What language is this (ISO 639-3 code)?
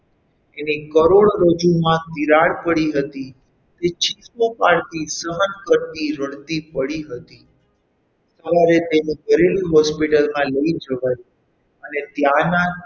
guj